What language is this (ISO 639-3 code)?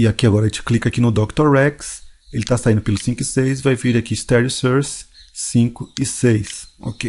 por